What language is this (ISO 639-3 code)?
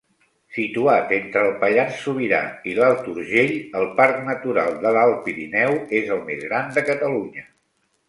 cat